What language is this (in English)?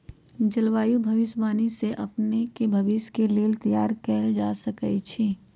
Magahi